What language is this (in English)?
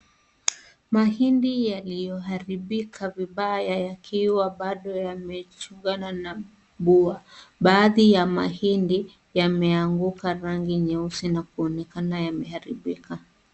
Swahili